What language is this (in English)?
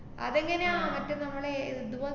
Malayalam